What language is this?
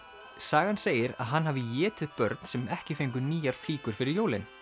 Icelandic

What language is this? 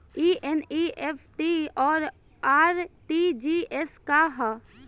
Bhojpuri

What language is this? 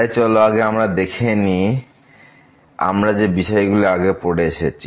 Bangla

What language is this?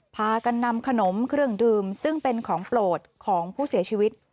Thai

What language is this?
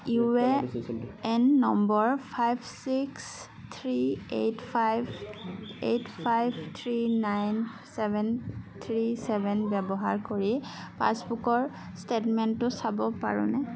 Assamese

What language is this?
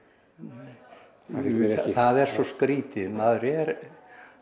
Icelandic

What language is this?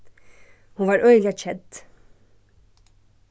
Faroese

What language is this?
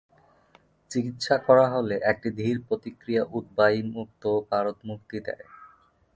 Bangla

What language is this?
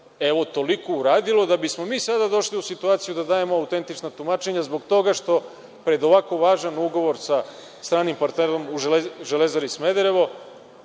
Serbian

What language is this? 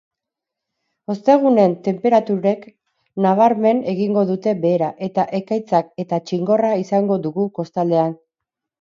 Basque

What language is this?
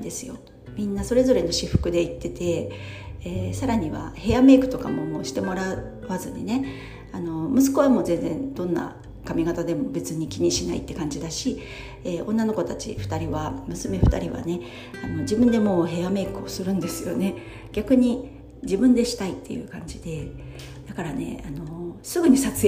Japanese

